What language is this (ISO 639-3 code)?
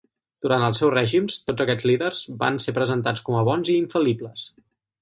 cat